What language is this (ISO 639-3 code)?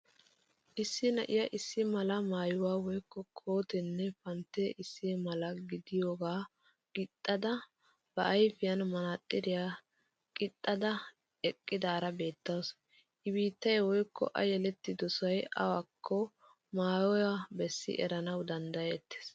wal